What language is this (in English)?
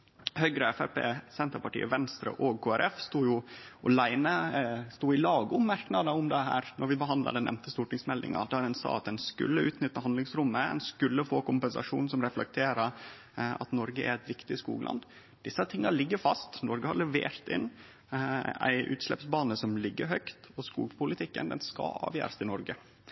Norwegian Nynorsk